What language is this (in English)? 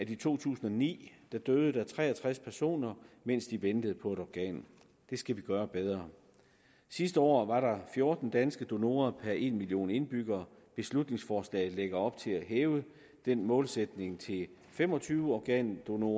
Danish